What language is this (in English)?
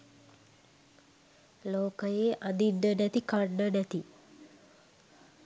Sinhala